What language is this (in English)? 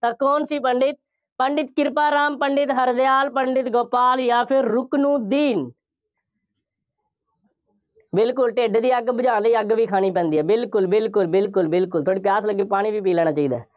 Punjabi